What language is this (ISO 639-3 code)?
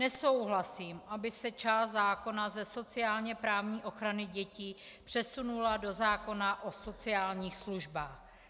ces